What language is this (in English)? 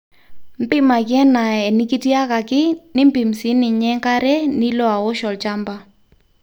Masai